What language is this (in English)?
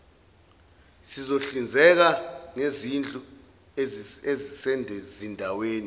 Zulu